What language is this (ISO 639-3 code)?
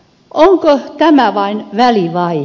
fin